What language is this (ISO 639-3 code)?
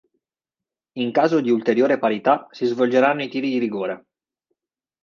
ita